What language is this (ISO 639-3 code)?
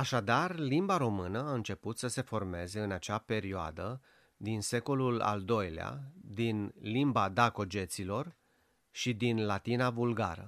ron